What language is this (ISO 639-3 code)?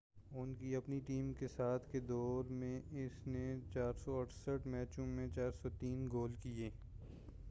urd